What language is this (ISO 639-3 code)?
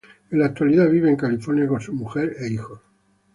spa